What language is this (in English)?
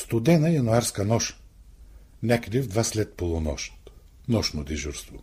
Bulgarian